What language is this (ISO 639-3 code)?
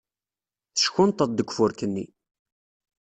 kab